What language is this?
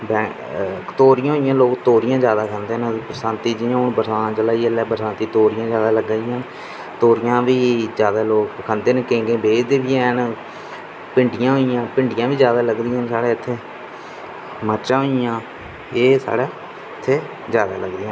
Dogri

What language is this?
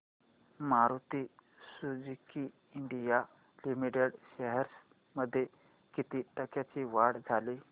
Marathi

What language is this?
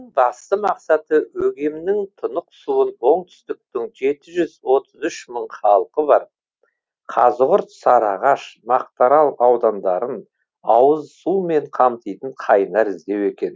Kazakh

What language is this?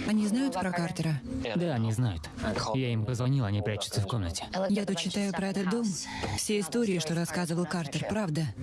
Russian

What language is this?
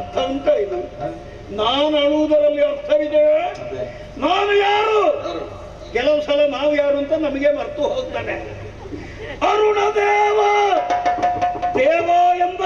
Arabic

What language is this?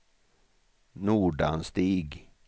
Swedish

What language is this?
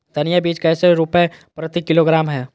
Magahi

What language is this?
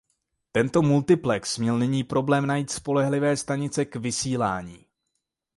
Czech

